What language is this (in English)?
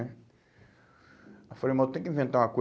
Portuguese